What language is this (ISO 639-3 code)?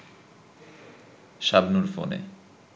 ben